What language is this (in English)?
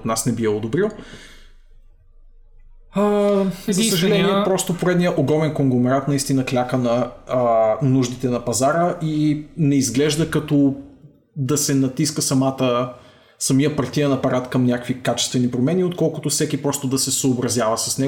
Bulgarian